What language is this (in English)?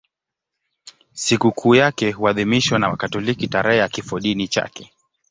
Swahili